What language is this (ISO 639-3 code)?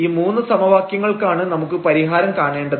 mal